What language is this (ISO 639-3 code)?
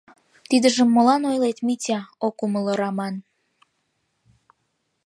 chm